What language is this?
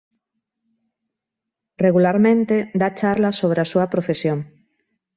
Galician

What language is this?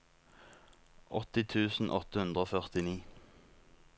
Norwegian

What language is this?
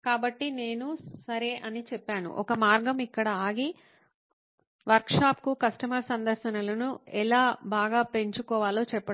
Telugu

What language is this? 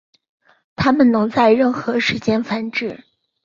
Chinese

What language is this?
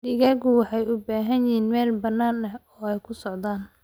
Somali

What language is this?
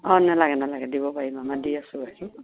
Assamese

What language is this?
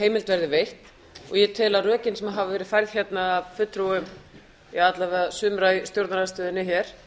Icelandic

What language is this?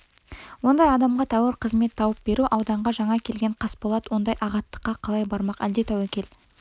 Kazakh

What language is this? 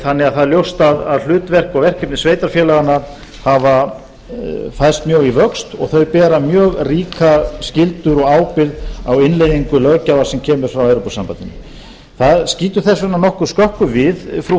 Icelandic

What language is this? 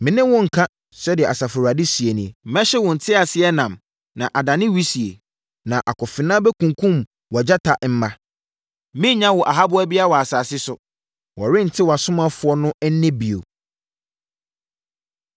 Akan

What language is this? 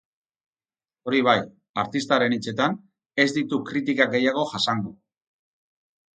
Basque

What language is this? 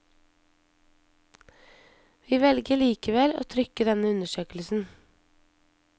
Norwegian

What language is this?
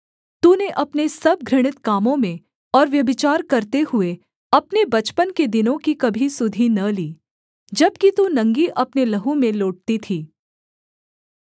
Hindi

